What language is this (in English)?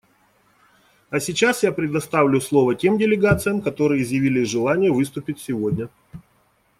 Russian